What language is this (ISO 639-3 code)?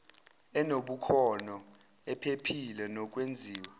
zul